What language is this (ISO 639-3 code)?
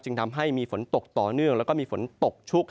tha